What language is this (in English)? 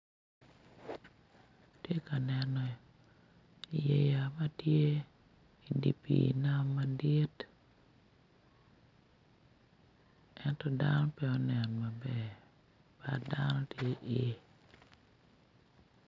Acoli